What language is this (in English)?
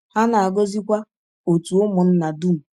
Igbo